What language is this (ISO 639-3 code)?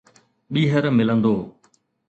snd